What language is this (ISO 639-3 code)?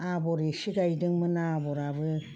brx